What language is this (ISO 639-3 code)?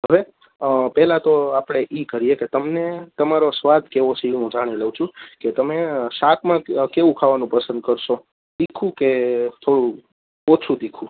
guj